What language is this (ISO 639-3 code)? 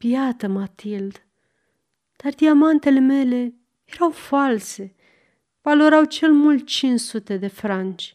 ron